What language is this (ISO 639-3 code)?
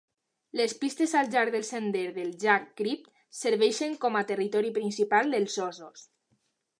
cat